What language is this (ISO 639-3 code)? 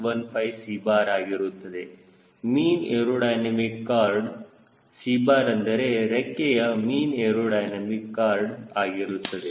kan